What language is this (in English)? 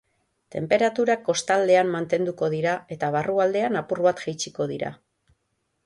Basque